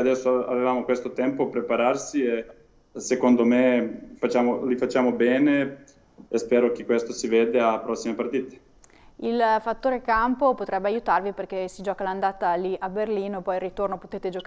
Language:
Italian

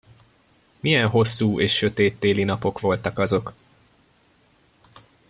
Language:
Hungarian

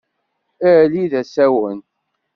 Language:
Kabyle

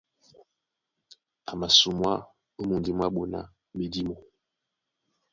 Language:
Duala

